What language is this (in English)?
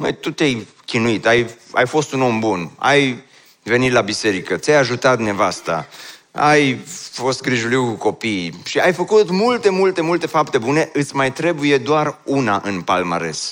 Romanian